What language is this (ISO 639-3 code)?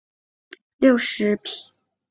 zho